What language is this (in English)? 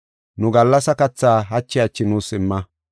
Gofa